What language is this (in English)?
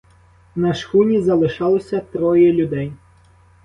Ukrainian